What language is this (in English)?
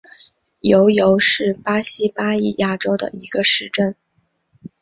Chinese